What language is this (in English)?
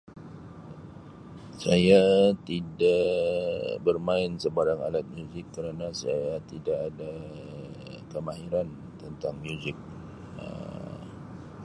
Sabah Malay